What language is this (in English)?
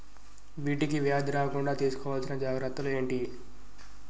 Telugu